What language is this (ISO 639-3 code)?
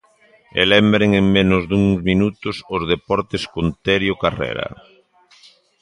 glg